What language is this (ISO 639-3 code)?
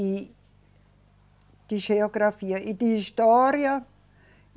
por